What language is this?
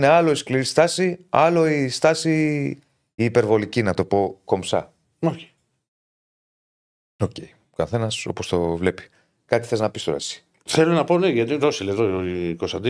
Greek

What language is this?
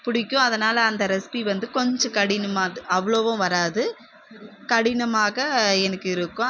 Tamil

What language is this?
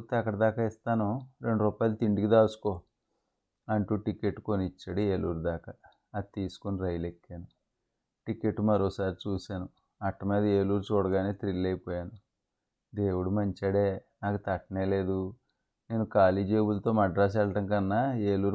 Telugu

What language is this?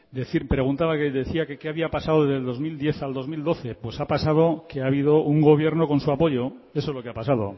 Spanish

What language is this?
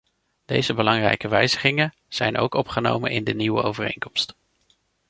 Dutch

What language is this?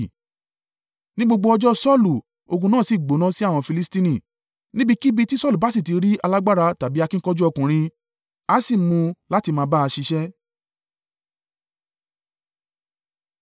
Yoruba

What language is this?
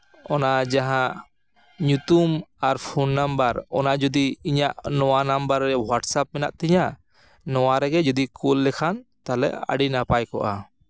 Santali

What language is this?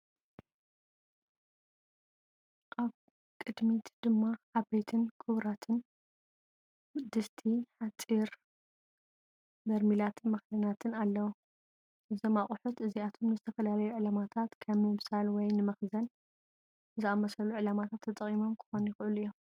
Tigrinya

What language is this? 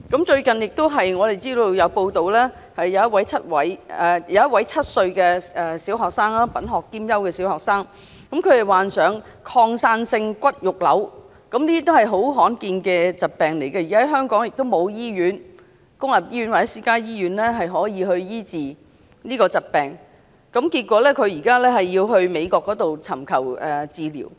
Cantonese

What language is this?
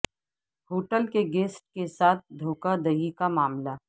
Urdu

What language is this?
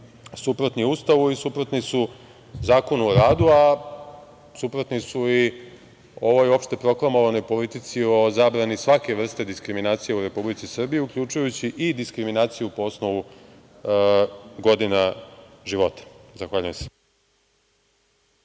Serbian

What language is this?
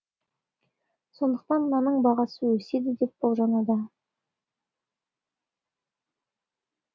Kazakh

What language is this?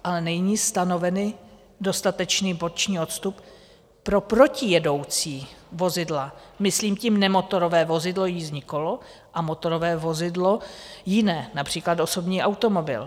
Czech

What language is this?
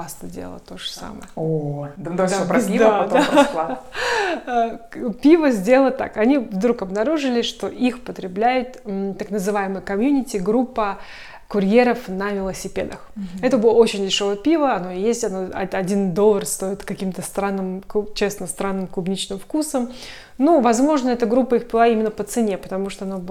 Russian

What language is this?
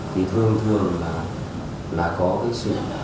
Vietnamese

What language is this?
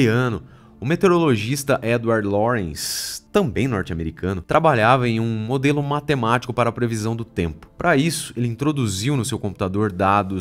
Portuguese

